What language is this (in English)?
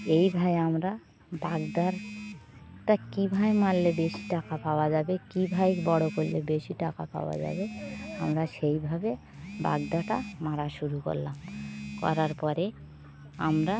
Bangla